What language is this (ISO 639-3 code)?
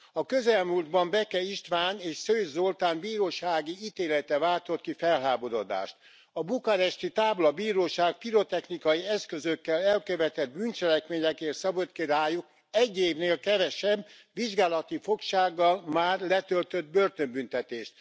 hun